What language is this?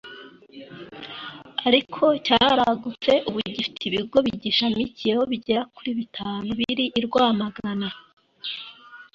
Kinyarwanda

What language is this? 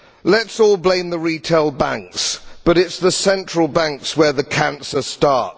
English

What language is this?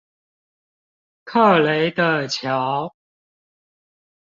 Chinese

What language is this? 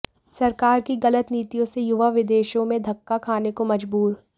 Hindi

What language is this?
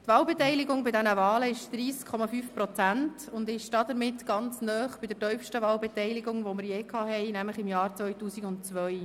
Swiss German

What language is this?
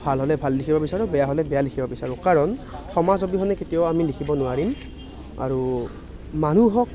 Assamese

